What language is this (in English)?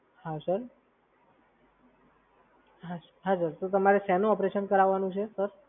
Gujarati